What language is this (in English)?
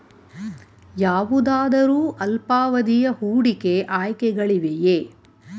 Kannada